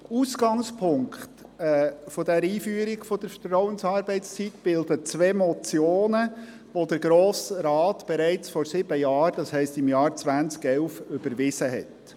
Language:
Swiss German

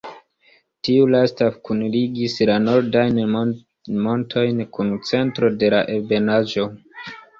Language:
Esperanto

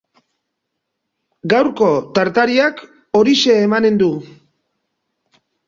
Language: Basque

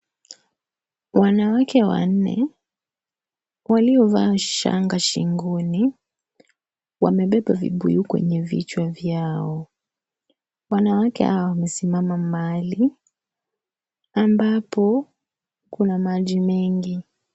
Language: Swahili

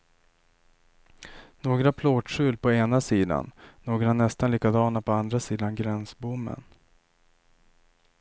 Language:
Swedish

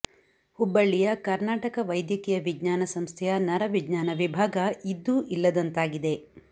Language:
Kannada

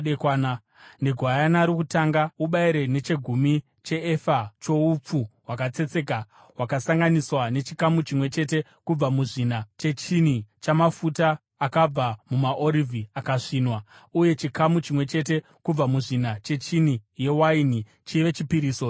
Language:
Shona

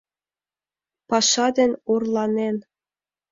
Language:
Mari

